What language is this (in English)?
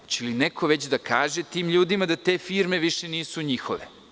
Serbian